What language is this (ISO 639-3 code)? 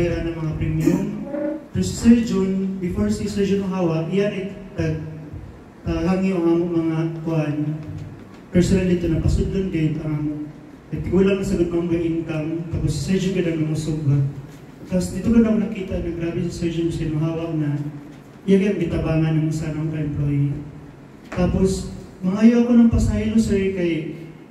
fil